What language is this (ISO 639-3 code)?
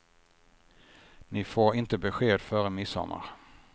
swe